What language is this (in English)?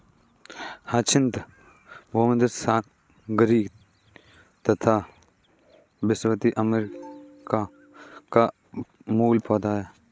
Hindi